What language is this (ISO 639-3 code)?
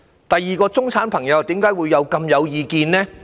yue